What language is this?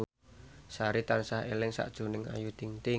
Javanese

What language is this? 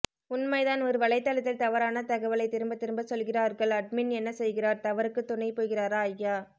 Tamil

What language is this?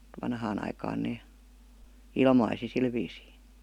Finnish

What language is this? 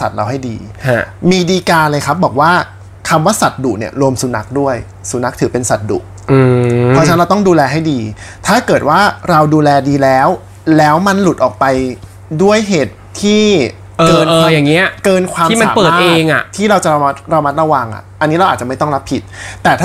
Thai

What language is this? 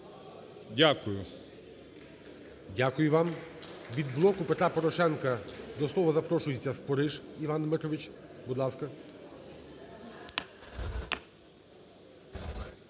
Ukrainian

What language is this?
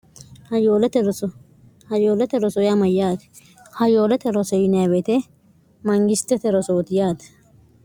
Sidamo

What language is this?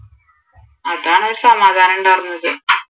Malayalam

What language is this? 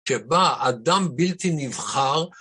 Hebrew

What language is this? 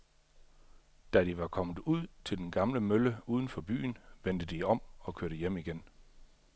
Danish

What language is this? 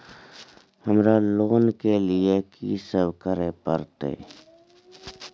Maithili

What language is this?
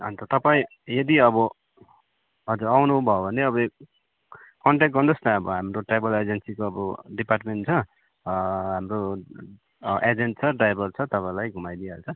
Nepali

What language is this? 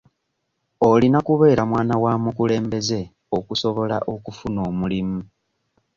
Ganda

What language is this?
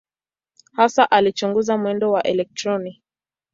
Swahili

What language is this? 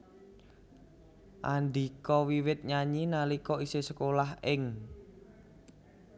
Javanese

